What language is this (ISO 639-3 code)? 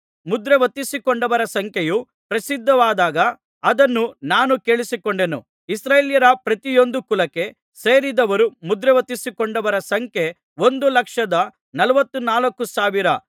kan